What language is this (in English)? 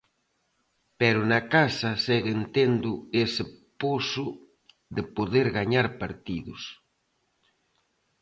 Galician